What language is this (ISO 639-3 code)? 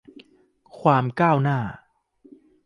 tha